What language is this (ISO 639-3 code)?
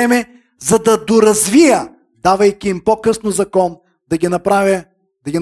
bul